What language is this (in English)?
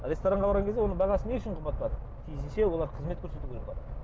Kazakh